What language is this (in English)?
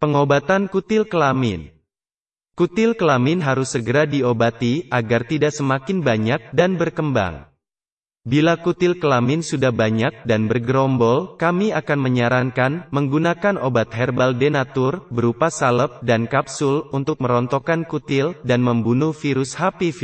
Indonesian